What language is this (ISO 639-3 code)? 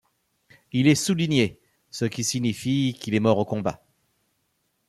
fra